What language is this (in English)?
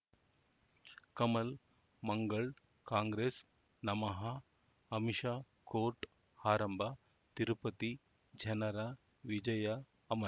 Kannada